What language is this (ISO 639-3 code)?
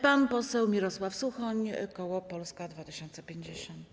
pol